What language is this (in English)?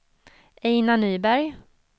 Swedish